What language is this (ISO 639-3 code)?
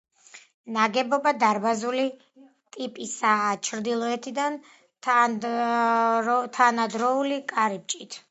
kat